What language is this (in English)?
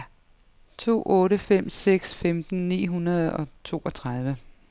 Danish